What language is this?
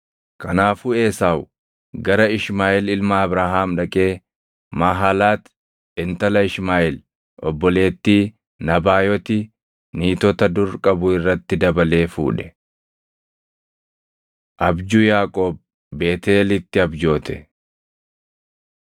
Oromo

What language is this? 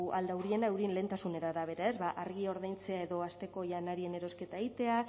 Basque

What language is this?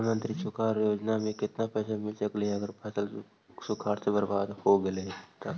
Magahi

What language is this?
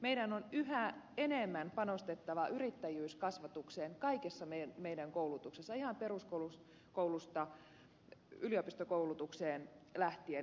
Finnish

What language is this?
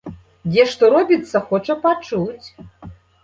Belarusian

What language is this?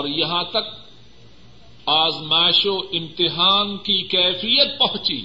Urdu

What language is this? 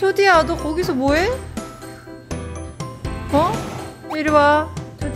Korean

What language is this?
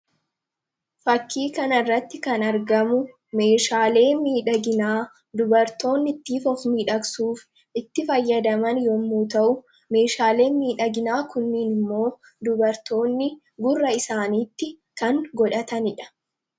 Oromo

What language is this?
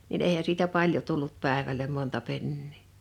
Finnish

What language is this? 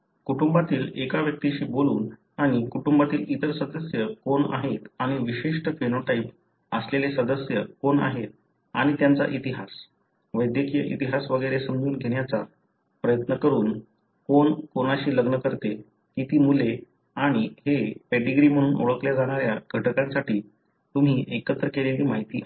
Marathi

